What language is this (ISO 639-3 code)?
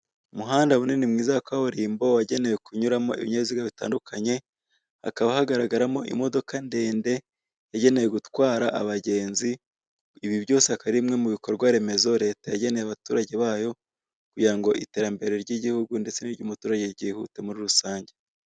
kin